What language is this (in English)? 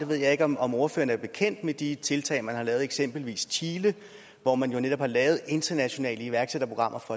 Danish